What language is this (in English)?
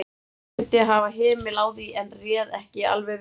Icelandic